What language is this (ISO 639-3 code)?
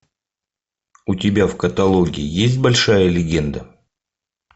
rus